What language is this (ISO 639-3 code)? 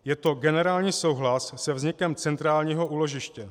ces